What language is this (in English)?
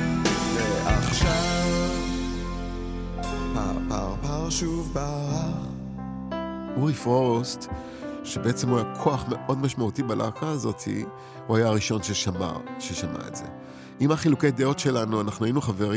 Hebrew